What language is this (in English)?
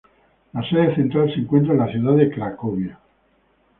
Spanish